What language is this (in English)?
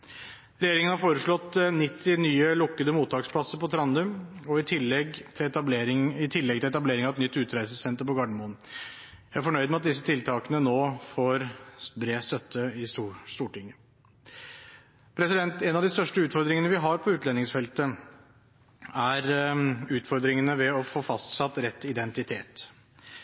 Norwegian Bokmål